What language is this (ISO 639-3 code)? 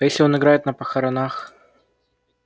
rus